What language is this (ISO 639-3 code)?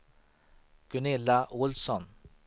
swe